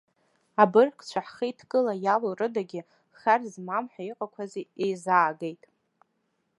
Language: Abkhazian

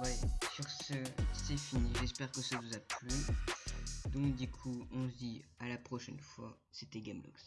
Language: French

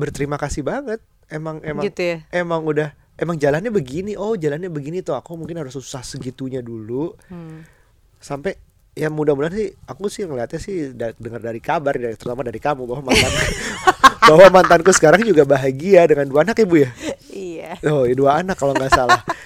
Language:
Indonesian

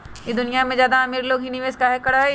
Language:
Magahi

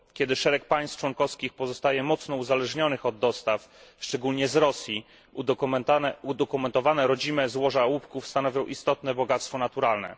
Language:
Polish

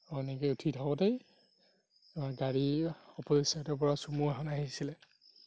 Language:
Assamese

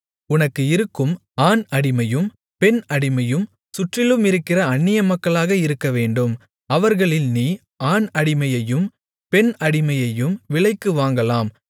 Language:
Tamil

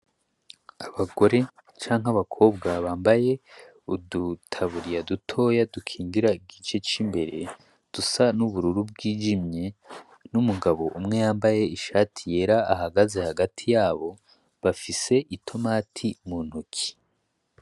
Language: Rundi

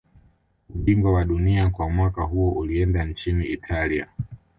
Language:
Swahili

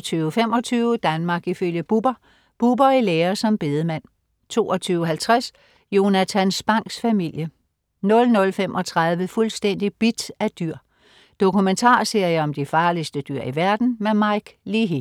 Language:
Danish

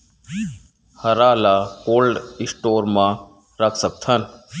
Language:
Chhattisgarhi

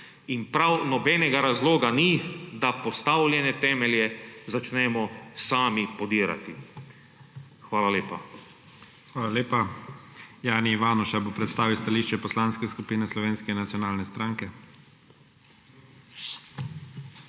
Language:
Slovenian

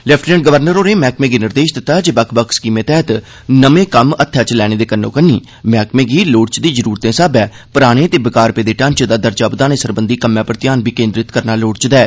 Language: Dogri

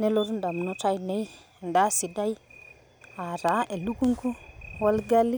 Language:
Masai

